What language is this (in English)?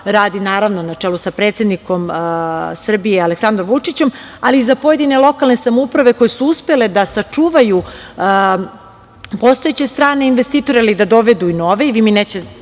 Serbian